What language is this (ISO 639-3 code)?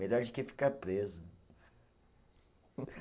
por